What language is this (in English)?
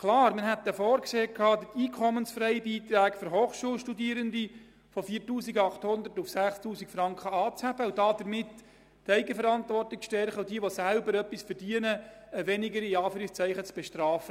Swiss German